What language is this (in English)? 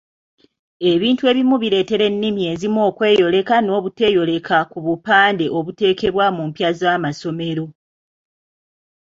Ganda